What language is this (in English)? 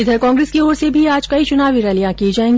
Hindi